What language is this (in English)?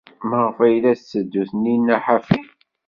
Kabyle